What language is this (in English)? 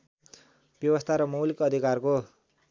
Nepali